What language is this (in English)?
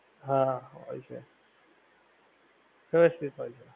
Gujarati